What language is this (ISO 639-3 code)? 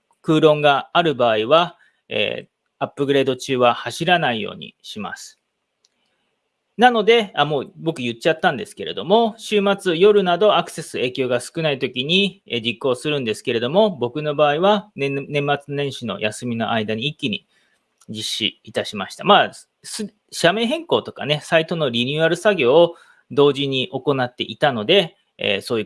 jpn